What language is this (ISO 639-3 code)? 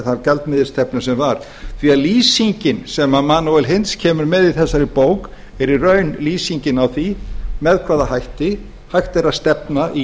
isl